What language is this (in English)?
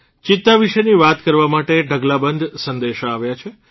Gujarati